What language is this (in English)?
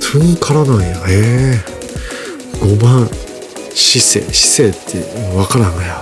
Japanese